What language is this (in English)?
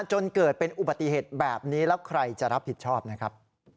Thai